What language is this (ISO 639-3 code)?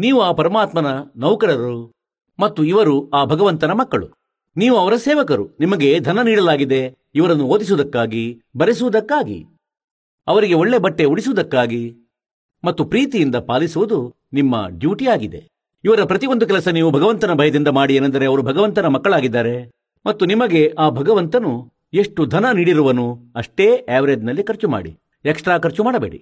kan